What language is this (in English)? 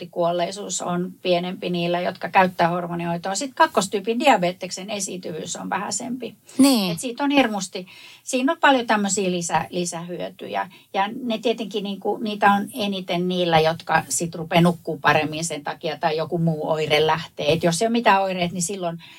Finnish